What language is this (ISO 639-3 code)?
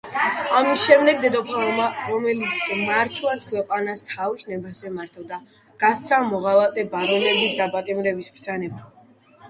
kat